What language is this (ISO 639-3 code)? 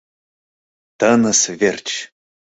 chm